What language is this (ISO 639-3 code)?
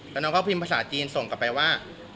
tha